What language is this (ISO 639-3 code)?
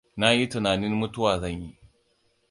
hau